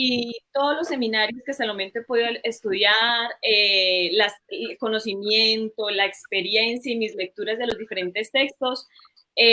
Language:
Spanish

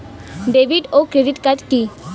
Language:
Bangla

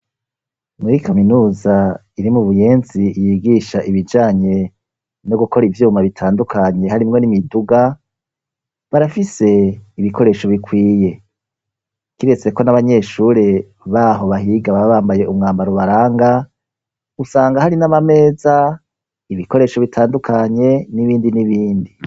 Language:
Rundi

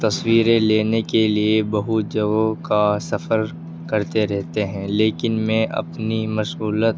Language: Urdu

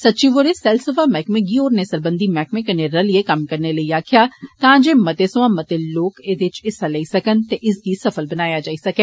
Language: Dogri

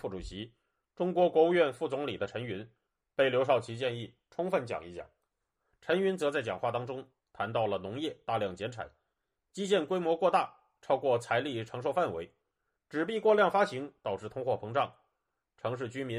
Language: Chinese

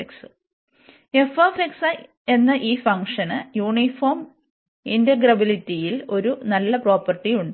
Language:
Malayalam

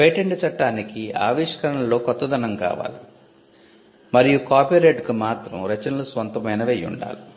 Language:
Telugu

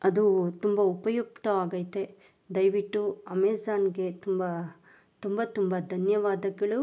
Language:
Kannada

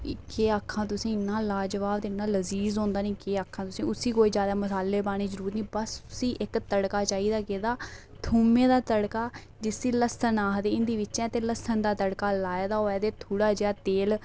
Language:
Dogri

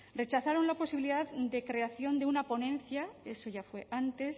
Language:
Spanish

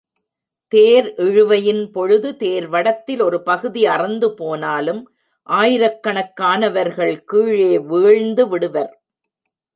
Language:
Tamil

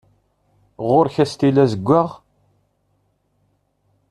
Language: Kabyle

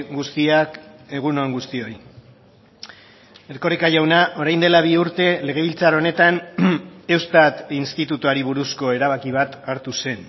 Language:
Basque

